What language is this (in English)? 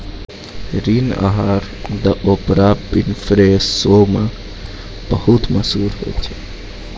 Maithili